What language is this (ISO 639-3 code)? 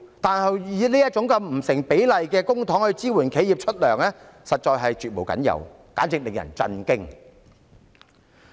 yue